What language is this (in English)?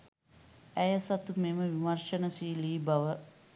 Sinhala